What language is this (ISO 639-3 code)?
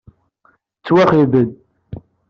kab